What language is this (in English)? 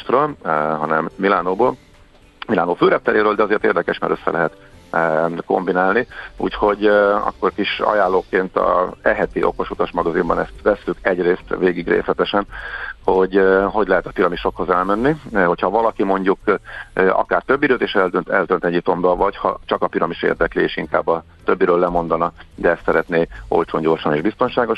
Hungarian